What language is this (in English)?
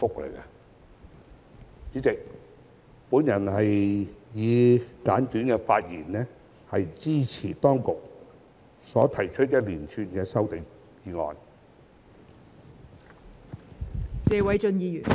Cantonese